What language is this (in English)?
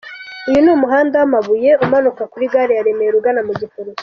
Kinyarwanda